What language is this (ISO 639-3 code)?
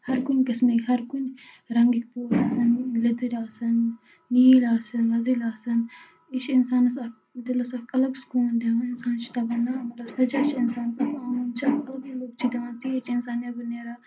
kas